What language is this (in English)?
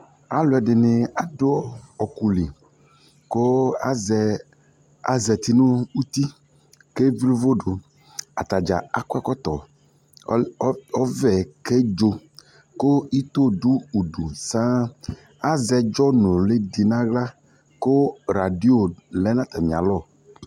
Ikposo